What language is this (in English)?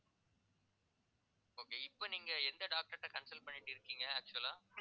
Tamil